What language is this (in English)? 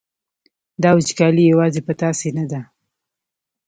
Pashto